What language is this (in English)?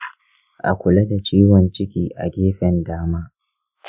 Hausa